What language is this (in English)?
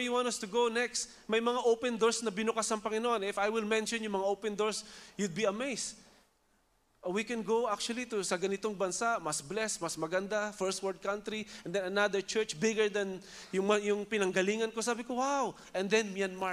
Filipino